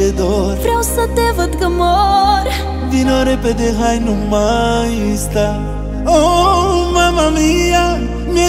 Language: Romanian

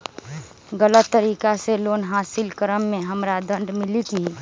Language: Magahi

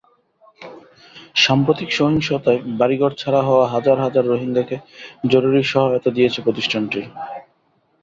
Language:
Bangla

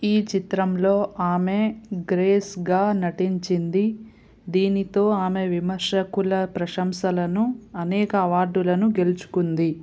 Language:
Telugu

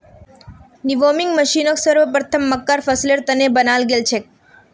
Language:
Magahi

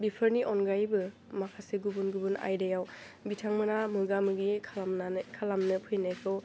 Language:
Bodo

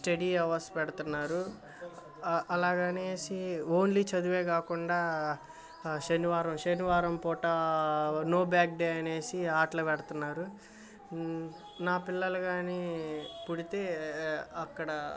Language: Telugu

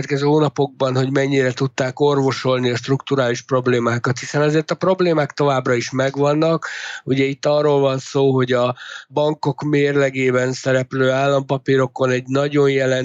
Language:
Hungarian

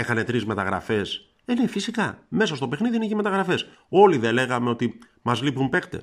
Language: Greek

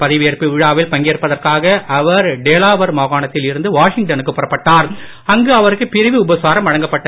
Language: Tamil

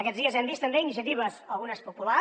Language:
Catalan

